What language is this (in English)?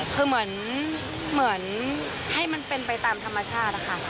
Thai